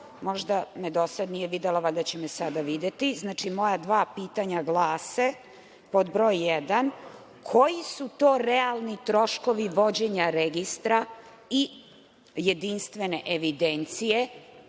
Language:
Serbian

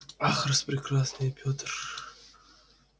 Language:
Russian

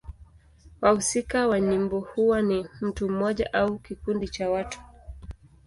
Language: Swahili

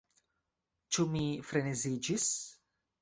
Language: Esperanto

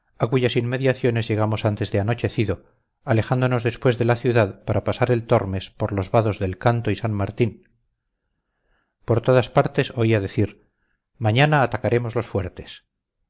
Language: Spanish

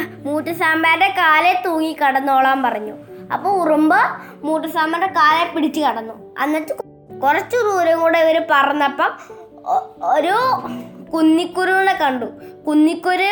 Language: Malayalam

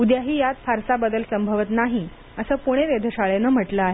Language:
Marathi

